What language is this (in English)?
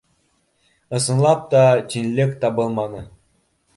Bashkir